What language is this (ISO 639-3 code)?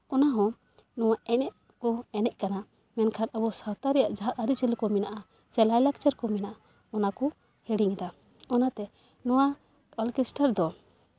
sat